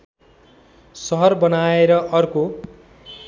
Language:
Nepali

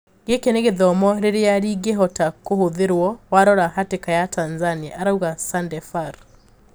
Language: Kikuyu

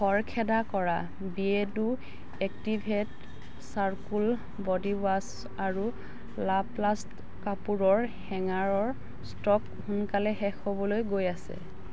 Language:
Assamese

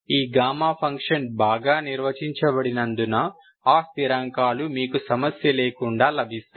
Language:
Telugu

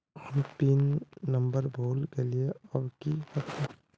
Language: Magahi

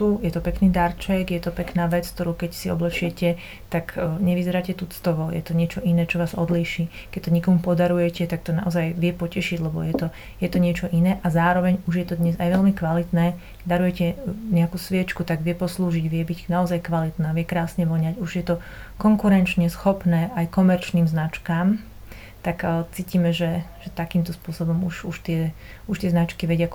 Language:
Slovak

